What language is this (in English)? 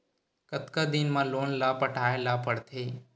Chhattisgarhi